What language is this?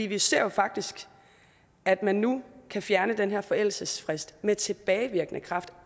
Danish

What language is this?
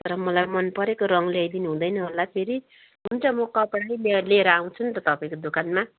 Nepali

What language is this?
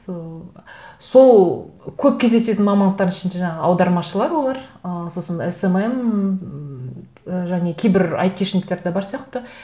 Kazakh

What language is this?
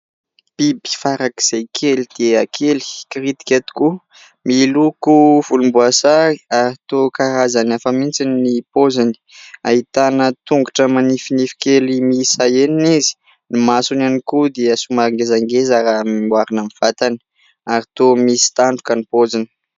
Malagasy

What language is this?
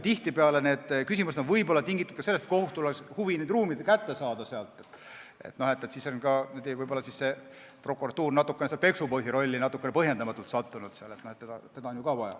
Estonian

